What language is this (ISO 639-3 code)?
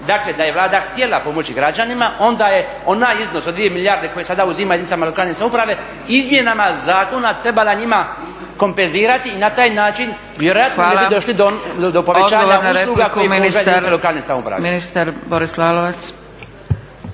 hrv